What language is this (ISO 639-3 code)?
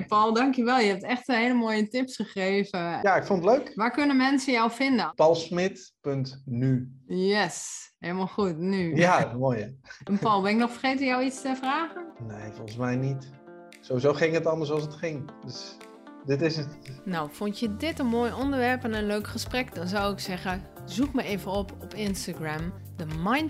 nld